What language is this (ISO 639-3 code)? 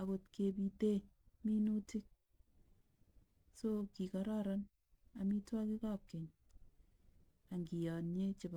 kln